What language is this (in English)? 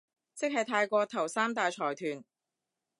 Cantonese